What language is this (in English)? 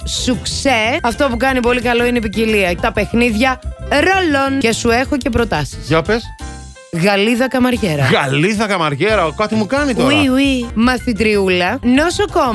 Greek